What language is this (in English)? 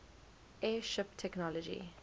English